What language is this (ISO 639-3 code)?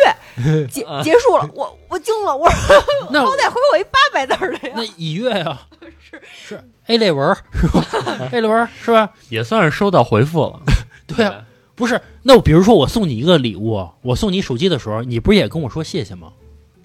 zho